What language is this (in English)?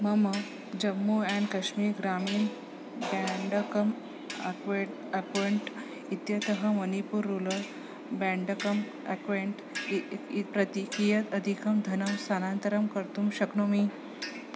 Sanskrit